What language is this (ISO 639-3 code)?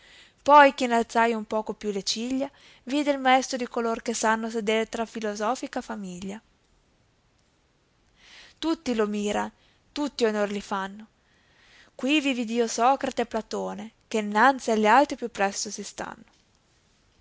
ita